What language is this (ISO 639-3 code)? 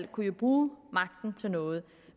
dan